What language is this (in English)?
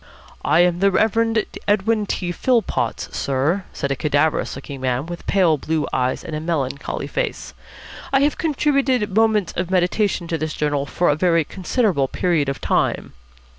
English